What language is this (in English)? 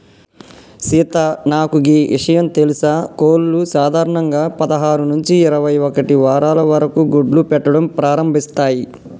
Telugu